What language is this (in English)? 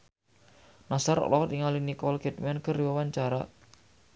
Sundanese